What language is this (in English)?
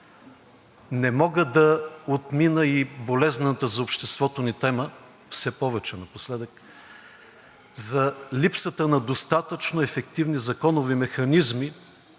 Bulgarian